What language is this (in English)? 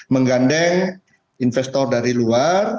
Indonesian